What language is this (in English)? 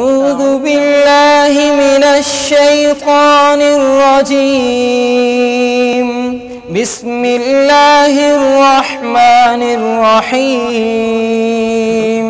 Arabic